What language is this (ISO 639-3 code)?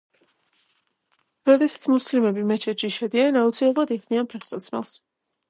kat